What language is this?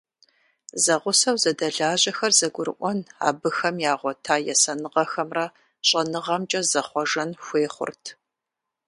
Kabardian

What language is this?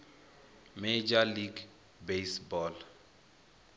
Venda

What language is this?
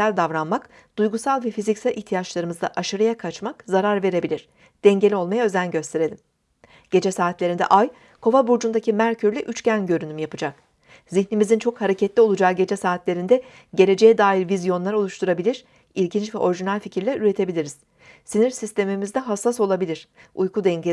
Turkish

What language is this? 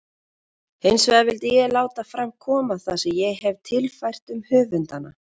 Icelandic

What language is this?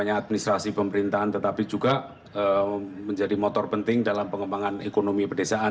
Indonesian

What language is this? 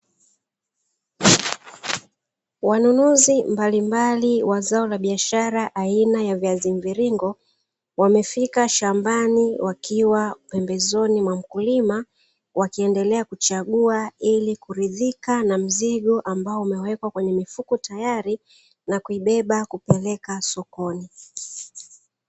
Swahili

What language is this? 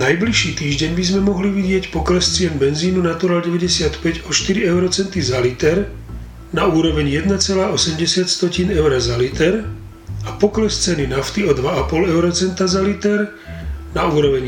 Slovak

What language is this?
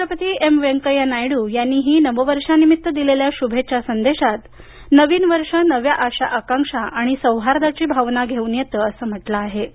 Marathi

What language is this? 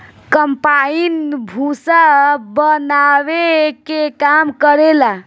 Bhojpuri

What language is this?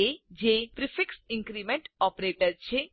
Gujarati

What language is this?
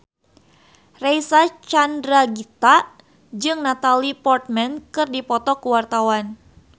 Sundanese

